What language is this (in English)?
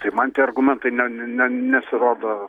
Lithuanian